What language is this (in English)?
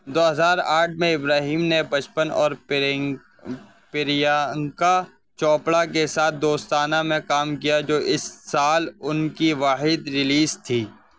Urdu